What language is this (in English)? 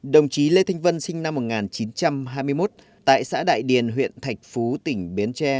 Vietnamese